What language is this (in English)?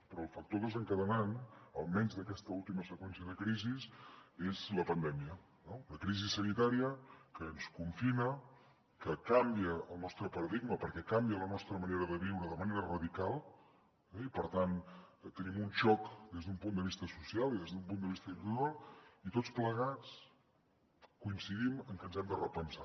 Catalan